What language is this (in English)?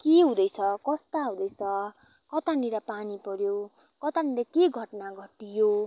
Nepali